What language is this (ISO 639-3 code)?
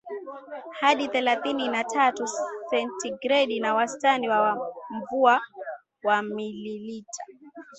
swa